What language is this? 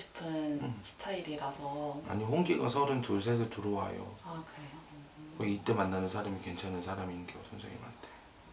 Korean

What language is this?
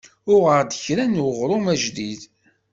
Kabyle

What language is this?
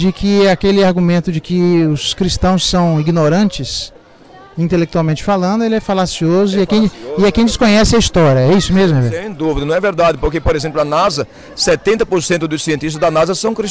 Portuguese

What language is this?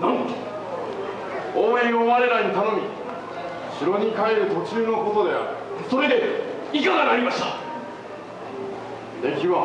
Japanese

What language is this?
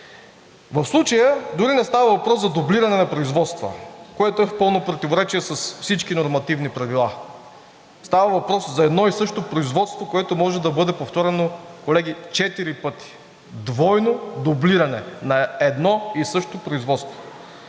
Bulgarian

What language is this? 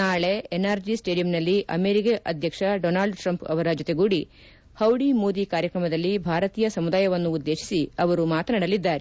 Kannada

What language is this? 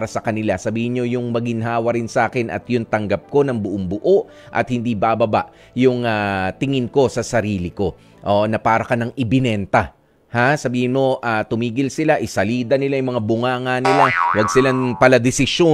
Filipino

